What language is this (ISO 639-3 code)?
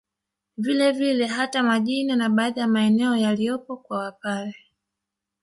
swa